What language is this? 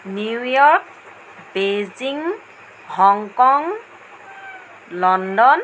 Assamese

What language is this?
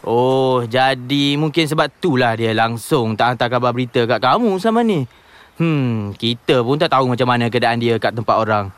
Malay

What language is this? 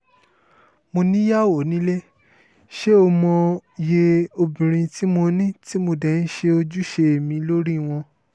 Yoruba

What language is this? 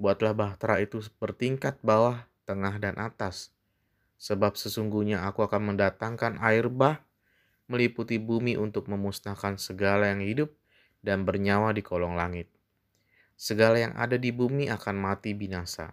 Indonesian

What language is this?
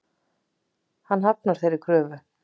Icelandic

